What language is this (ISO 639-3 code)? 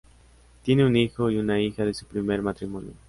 spa